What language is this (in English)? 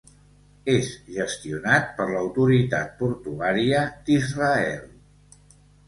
Catalan